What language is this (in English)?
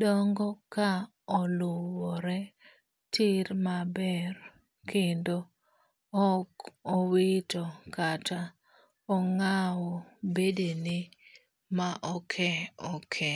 Luo (Kenya and Tanzania)